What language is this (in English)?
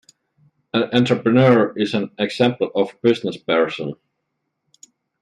English